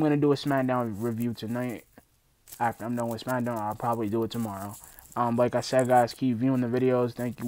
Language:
English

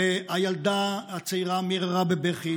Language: Hebrew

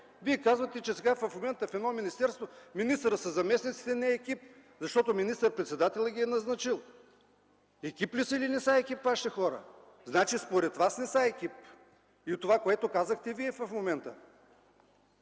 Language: Bulgarian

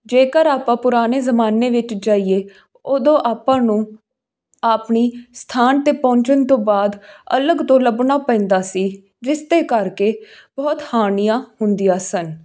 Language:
Punjabi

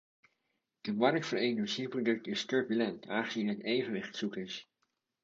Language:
Dutch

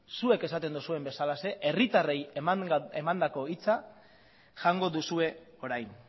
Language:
Basque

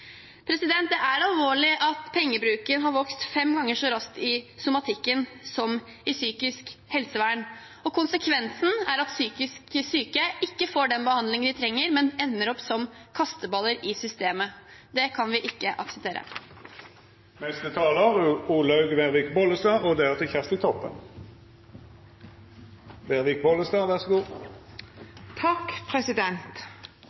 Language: Norwegian Bokmål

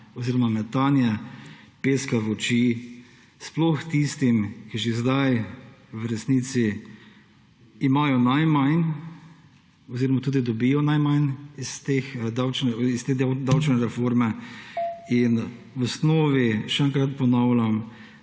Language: Slovenian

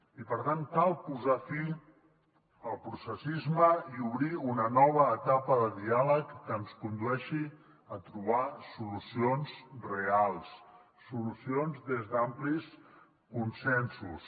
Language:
Catalan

